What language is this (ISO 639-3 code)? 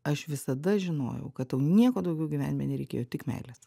lit